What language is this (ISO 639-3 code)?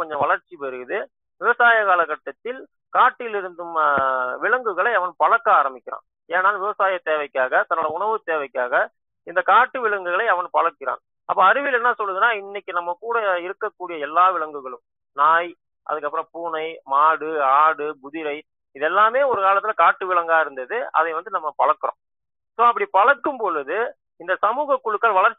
tam